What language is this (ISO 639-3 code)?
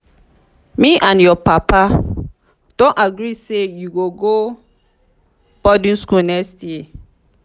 pcm